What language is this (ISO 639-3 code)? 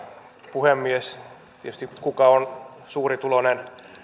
fin